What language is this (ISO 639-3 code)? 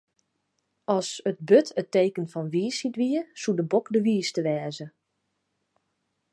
fry